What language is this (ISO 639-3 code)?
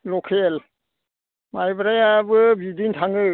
brx